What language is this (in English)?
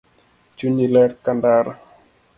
Luo (Kenya and Tanzania)